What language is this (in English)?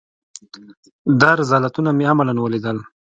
Pashto